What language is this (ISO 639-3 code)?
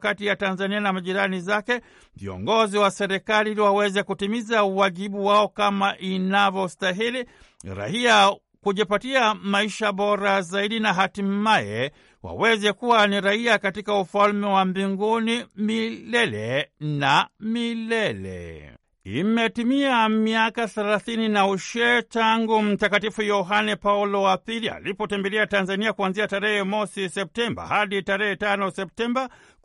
swa